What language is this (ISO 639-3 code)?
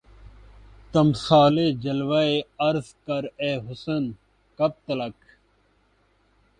urd